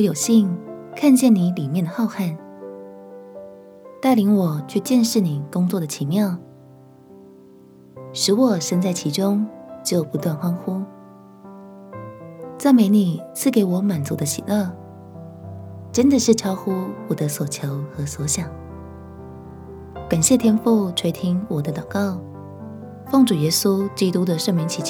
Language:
Chinese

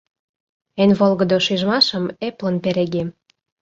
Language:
Mari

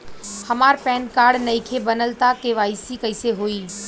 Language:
Bhojpuri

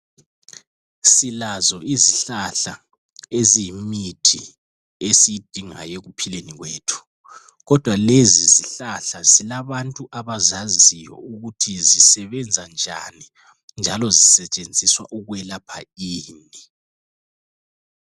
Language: North Ndebele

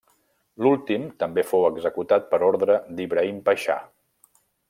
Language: Catalan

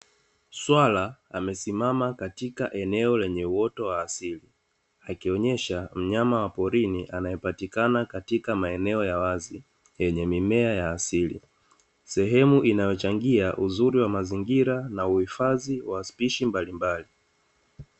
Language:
Swahili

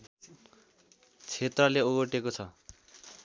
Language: Nepali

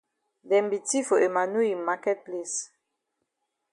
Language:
Cameroon Pidgin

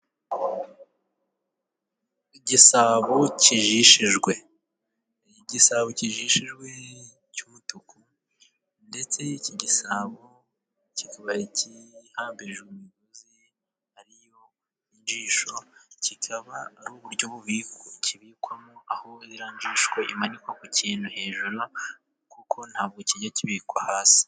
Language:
Kinyarwanda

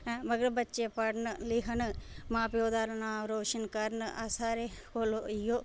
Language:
Dogri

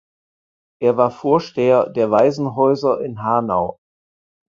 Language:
German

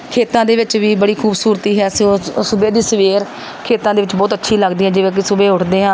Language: Punjabi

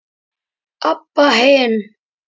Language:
Icelandic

